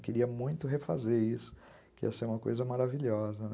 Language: Portuguese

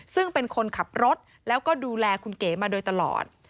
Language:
Thai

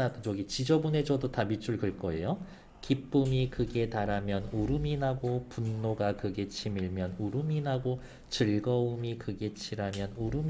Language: Korean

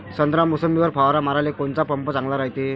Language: Marathi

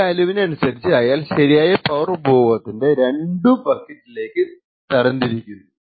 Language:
Malayalam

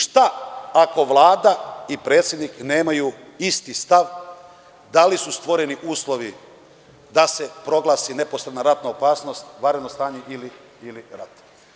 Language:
Serbian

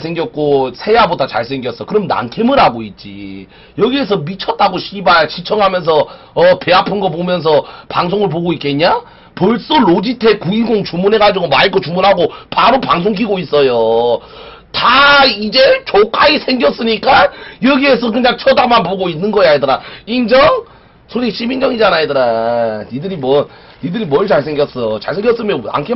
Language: Korean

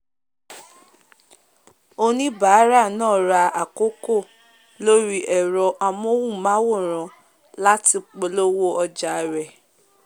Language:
Yoruba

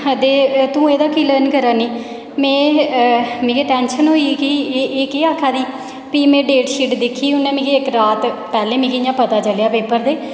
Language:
Dogri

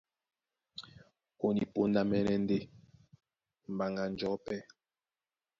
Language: Duala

